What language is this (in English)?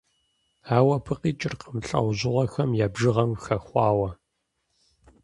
Kabardian